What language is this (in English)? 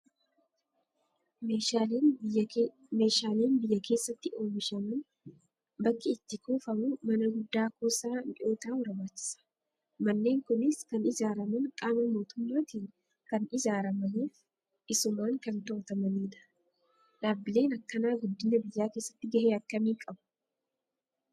Oromo